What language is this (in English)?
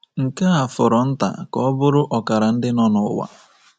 Igbo